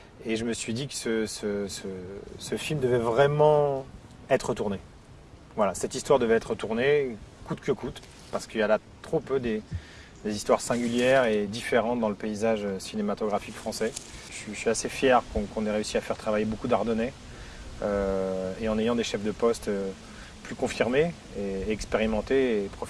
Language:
French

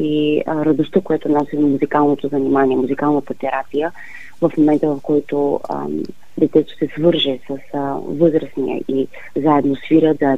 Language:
Bulgarian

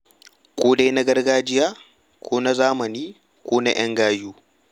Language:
Hausa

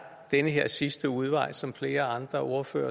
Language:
Danish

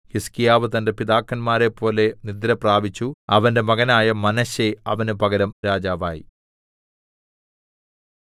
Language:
Malayalam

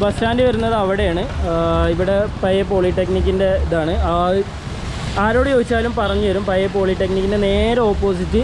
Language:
Turkish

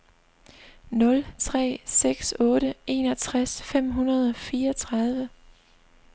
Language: Danish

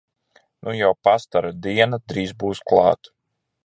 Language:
Latvian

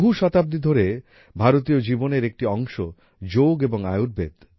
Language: Bangla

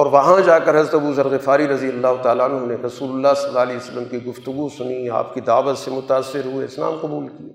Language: Urdu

